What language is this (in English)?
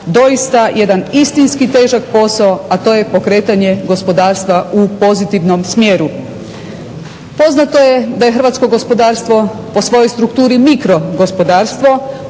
Croatian